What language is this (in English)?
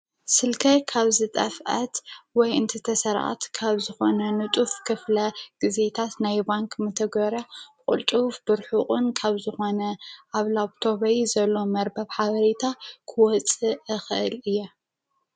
Tigrinya